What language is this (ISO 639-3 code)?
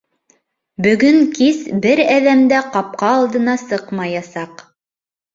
bak